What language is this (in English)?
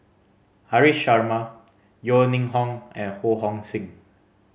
English